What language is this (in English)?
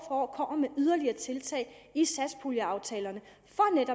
Danish